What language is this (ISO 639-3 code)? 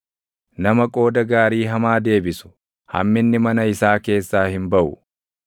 orm